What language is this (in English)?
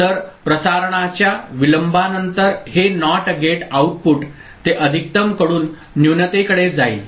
Marathi